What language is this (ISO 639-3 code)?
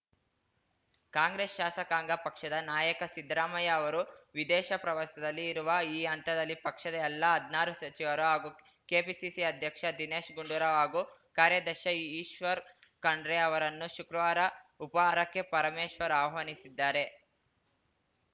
kan